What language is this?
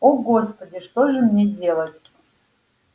Russian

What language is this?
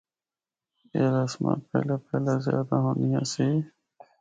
Northern Hindko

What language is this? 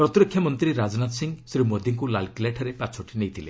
Odia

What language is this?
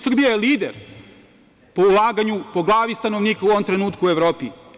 Serbian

